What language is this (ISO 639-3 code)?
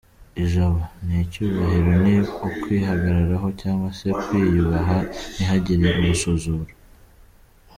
kin